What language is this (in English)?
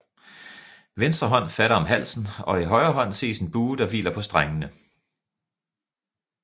Danish